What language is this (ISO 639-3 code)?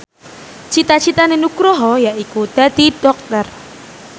jav